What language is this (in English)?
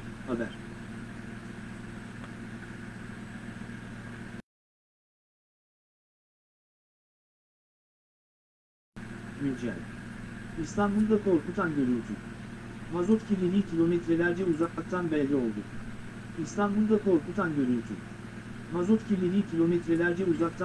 Turkish